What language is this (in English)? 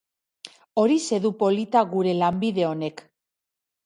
Basque